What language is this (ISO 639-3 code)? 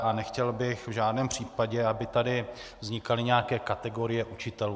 ces